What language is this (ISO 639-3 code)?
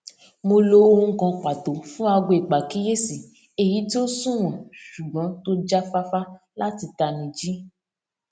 yor